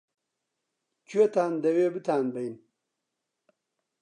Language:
Central Kurdish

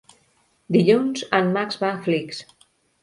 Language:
Catalan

